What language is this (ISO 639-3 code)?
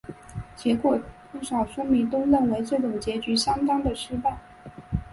zho